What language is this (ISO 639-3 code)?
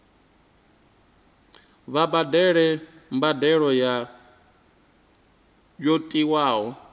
ven